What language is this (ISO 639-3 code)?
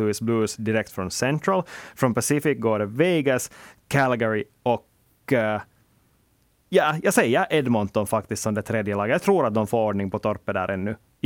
swe